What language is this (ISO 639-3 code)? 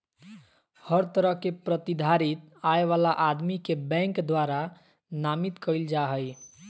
mag